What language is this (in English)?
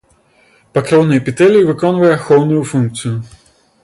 Belarusian